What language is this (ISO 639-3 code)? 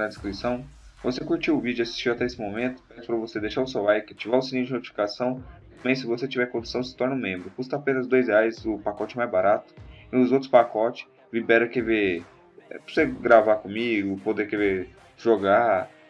por